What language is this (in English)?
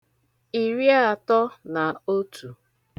Igbo